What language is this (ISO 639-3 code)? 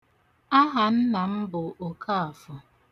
ibo